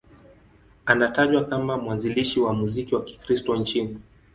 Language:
Swahili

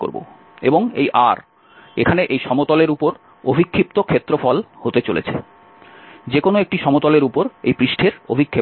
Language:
Bangla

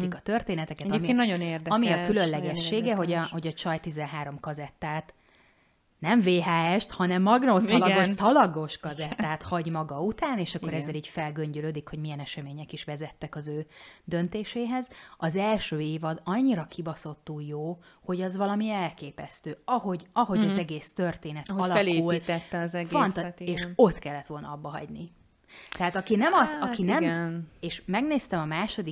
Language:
Hungarian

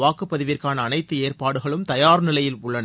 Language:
Tamil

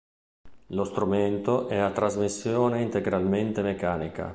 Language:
Italian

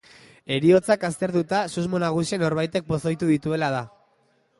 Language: Basque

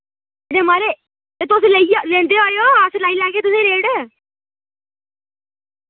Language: Dogri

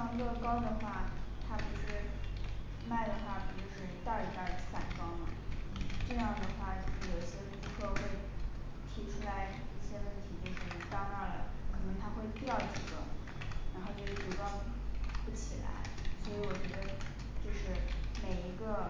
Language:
Chinese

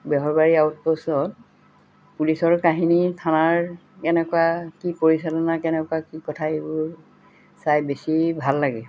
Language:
Assamese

